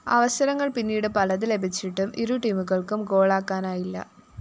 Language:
Malayalam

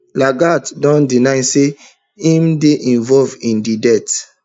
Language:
Nigerian Pidgin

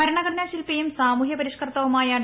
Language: Malayalam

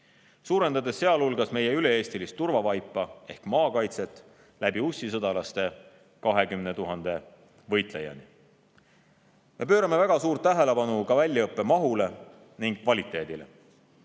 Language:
Estonian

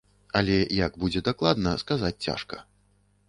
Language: Belarusian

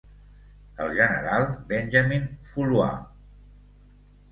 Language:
Catalan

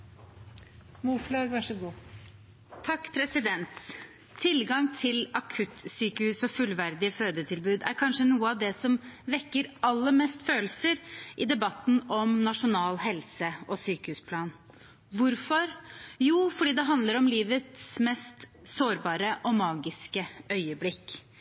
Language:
Norwegian Bokmål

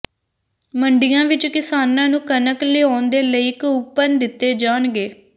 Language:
Punjabi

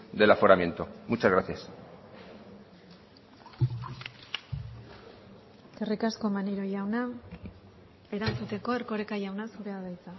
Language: Basque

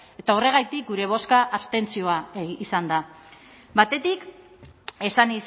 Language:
Basque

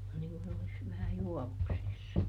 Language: Finnish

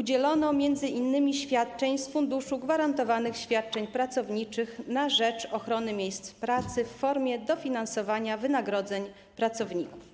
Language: Polish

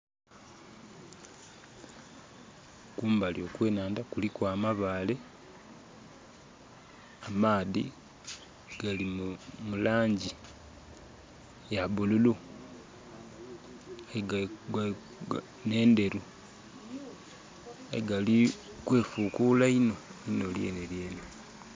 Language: Soga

